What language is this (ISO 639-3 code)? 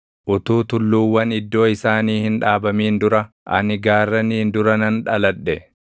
orm